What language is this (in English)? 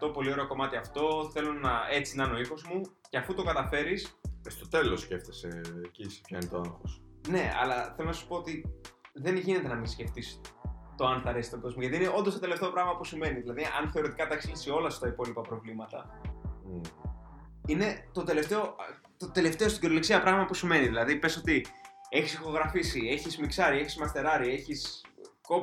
Greek